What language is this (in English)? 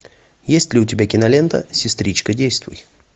Russian